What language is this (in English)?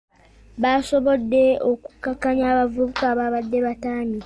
Ganda